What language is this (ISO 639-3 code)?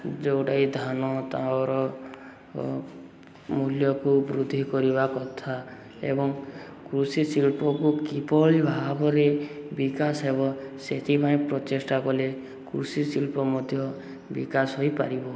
ori